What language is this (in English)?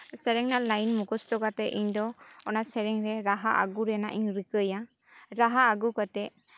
Santali